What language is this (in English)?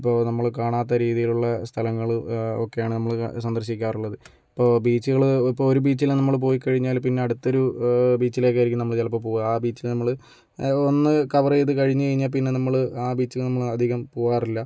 Malayalam